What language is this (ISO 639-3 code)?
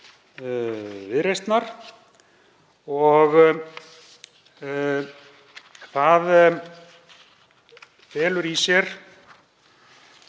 isl